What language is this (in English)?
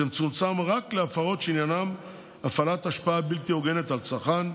Hebrew